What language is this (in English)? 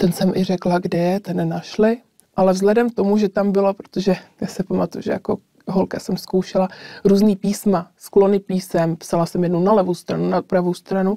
Czech